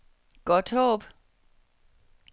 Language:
Danish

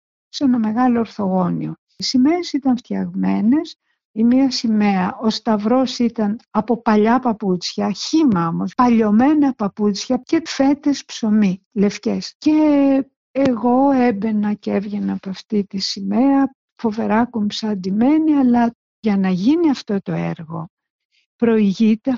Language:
Greek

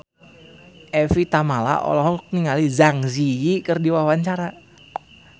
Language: Sundanese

